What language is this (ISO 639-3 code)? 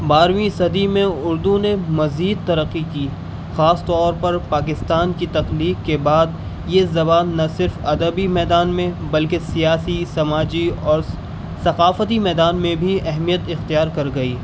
urd